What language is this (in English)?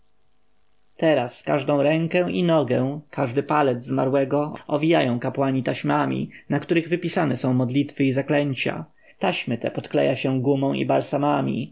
Polish